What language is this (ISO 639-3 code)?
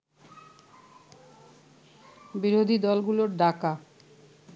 ben